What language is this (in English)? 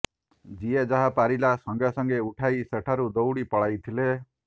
Odia